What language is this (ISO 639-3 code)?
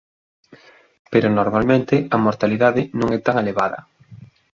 glg